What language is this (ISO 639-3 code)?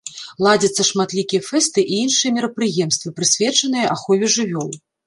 bel